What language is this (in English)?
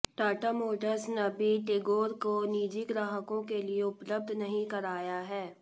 Hindi